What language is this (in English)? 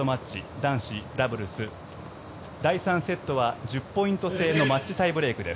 Japanese